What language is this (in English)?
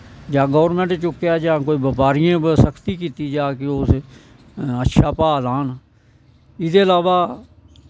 Dogri